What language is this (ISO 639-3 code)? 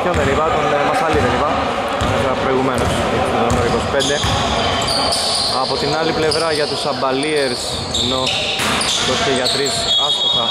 ell